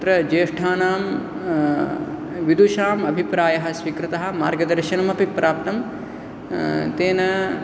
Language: Sanskrit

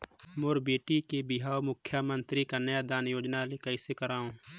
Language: Chhattisgarhi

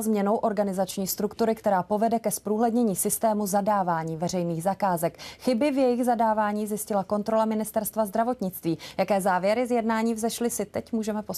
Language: Czech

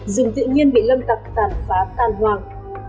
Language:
Vietnamese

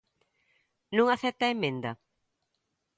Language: Galician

